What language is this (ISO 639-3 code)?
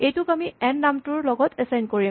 asm